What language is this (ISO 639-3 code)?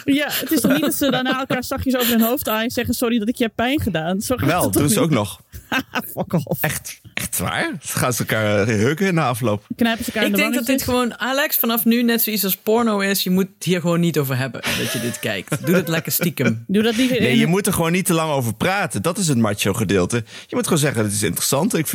nld